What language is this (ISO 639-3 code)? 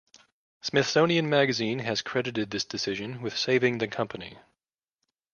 eng